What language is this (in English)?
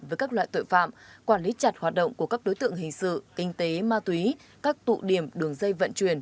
Vietnamese